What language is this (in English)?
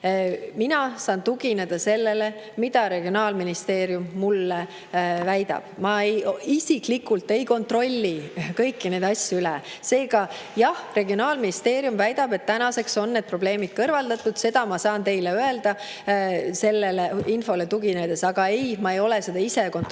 Estonian